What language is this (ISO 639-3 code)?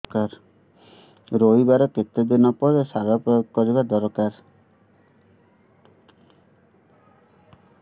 ori